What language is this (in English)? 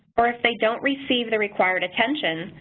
English